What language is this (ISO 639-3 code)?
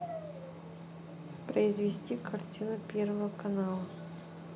rus